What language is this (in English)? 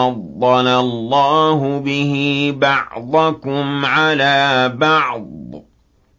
Arabic